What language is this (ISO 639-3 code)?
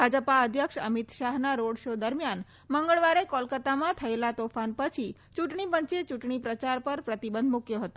guj